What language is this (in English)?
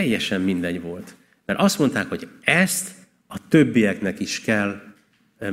Hungarian